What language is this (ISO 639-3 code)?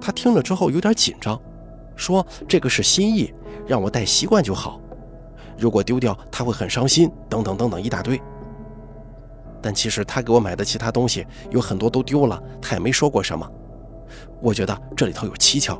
zho